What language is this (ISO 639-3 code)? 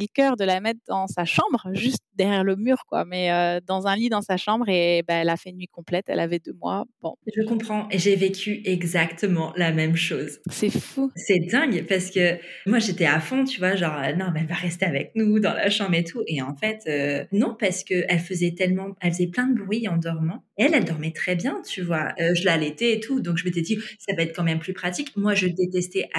fra